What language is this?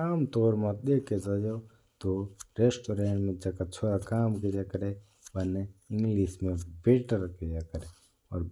Mewari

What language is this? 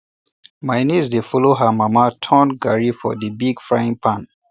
Nigerian Pidgin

